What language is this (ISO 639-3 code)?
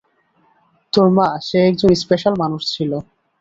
ben